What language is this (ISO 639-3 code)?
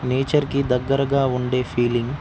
tel